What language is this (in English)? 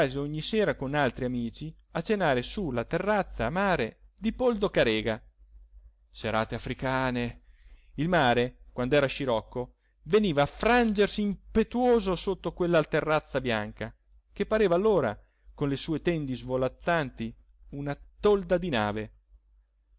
Italian